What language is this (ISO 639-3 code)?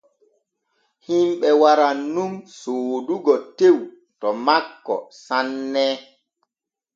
fue